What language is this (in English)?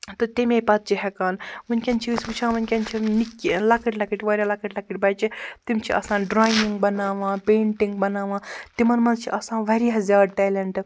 Kashmiri